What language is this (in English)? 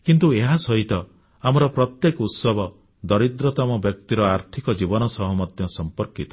Odia